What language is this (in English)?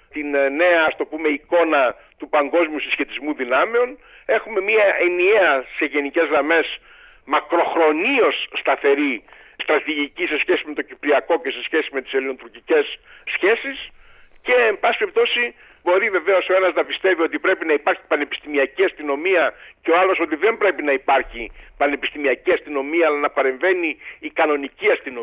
Greek